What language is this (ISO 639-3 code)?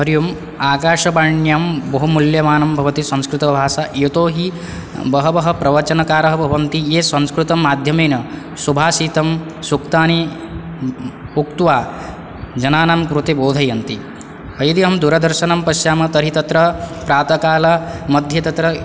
san